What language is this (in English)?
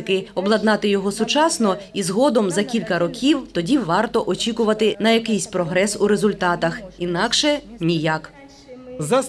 Ukrainian